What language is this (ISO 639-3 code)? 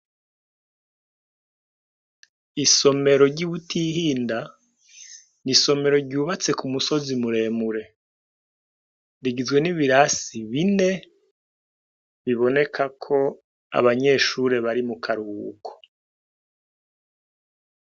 run